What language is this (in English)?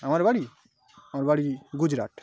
Bangla